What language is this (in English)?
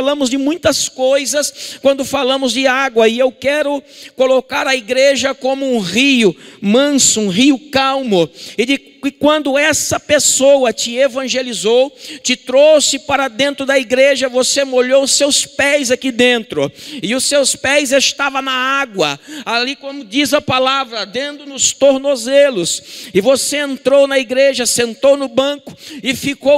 Portuguese